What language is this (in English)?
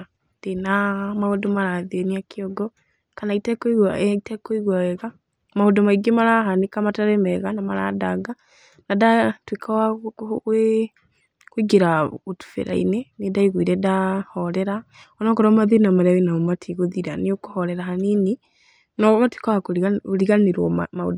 Kikuyu